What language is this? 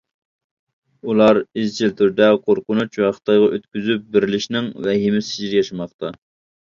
Uyghur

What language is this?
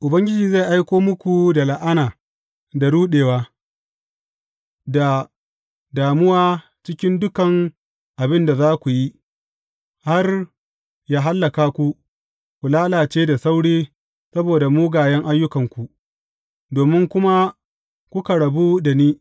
Hausa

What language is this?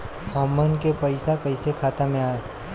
Bhojpuri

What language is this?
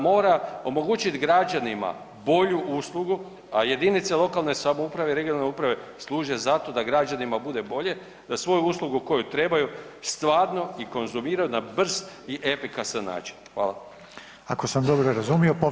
Croatian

